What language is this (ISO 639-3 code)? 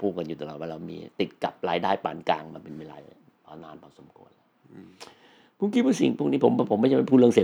tha